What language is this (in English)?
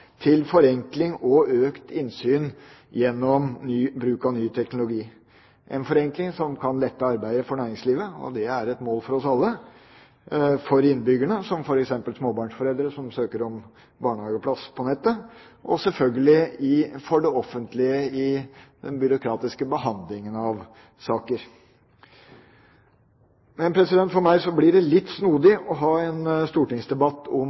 Norwegian Bokmål